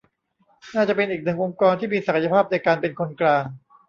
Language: Thai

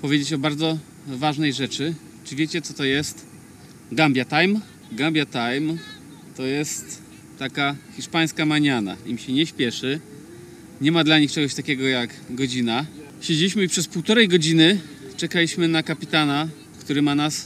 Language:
Polish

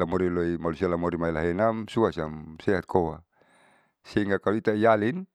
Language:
Saleman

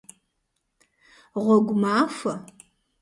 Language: Kabardian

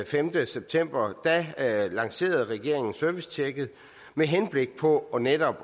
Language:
Danish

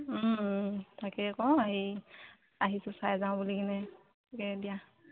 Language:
Assamese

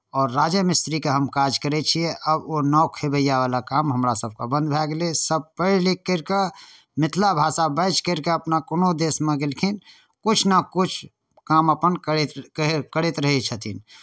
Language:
Maithili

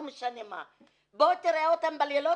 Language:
Hebrew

